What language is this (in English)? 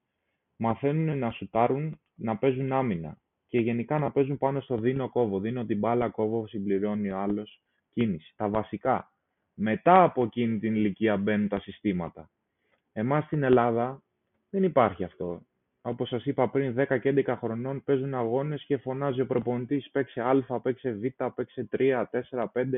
Greek